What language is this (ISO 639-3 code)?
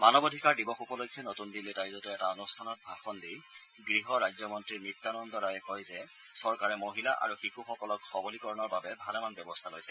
asm